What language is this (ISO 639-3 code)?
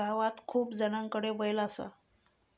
mar